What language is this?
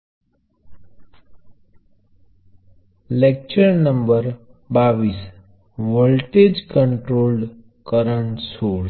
Gujarati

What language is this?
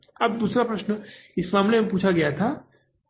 Hindi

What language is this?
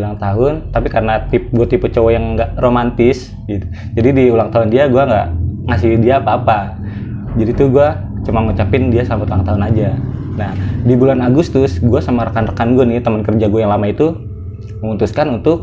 Indonesian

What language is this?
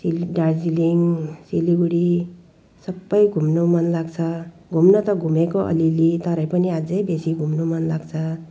Nepali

